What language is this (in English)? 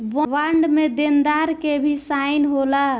Bhojpuri